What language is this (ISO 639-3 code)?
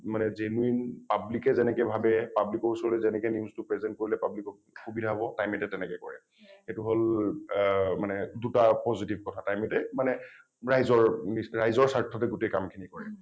asm